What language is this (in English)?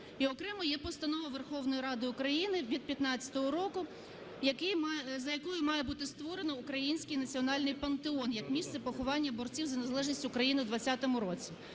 Ukrainian